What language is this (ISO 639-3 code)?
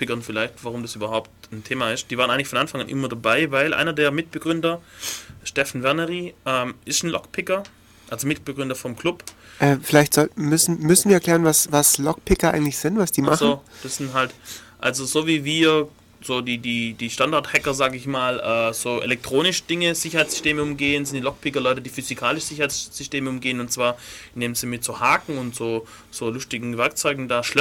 deu